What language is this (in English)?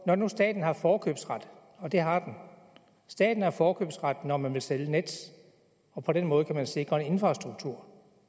Danish